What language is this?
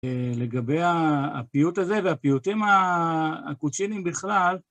Hebrew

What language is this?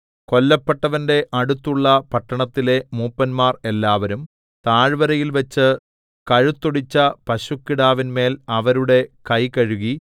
Malayalam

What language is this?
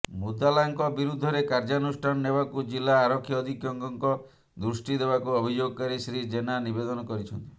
Odia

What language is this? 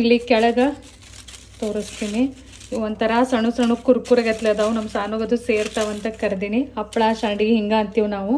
Kannada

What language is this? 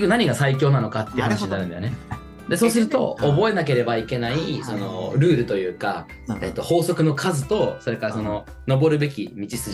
Japanese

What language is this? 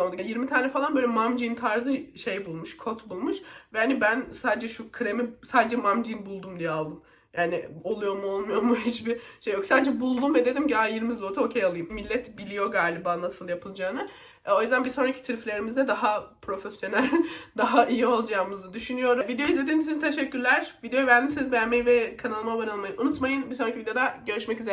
Turkish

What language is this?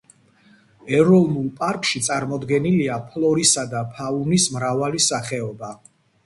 Georgian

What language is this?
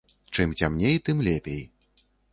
Belarusian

